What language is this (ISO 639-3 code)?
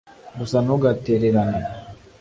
kin